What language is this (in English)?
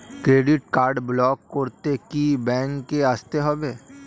Bangla